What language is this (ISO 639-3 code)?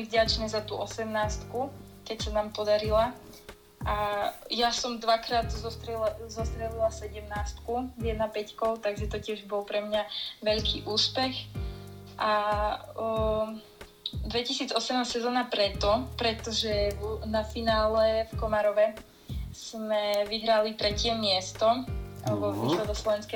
slk